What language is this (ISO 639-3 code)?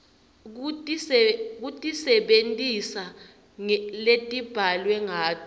ssw